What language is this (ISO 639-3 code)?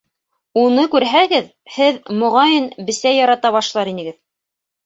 bak